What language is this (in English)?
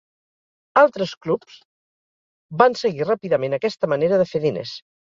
Catalan